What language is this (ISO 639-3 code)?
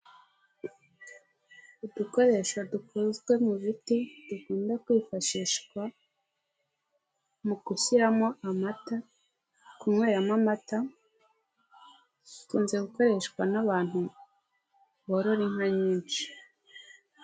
kin